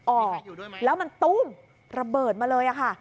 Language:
Thai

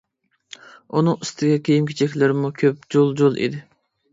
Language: Uyghur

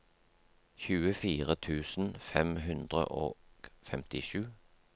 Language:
Norwegian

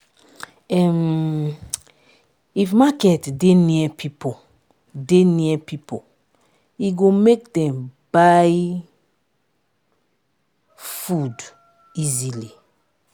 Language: Nigerian Pidgin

